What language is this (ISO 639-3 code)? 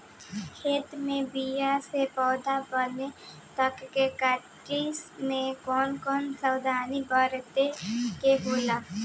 bho